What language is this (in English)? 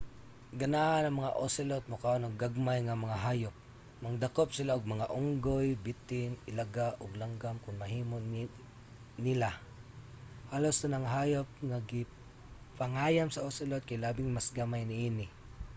Cebuano